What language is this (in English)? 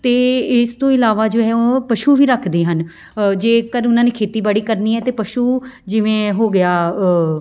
Punjabi